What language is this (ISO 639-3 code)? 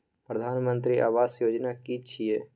mai